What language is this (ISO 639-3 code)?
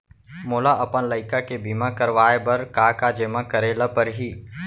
hne